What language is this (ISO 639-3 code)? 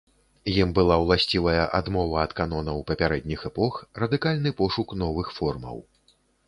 bel